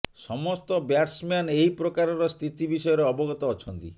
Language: Odia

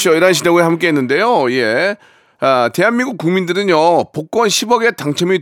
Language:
Korean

